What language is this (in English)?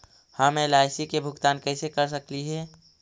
Magahi